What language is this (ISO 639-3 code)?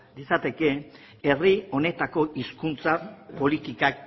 eus